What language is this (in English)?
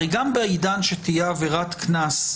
Hebrew